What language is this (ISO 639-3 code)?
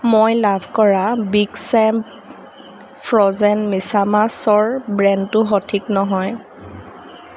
asm